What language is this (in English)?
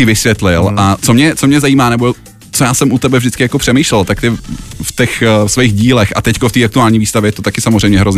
Czech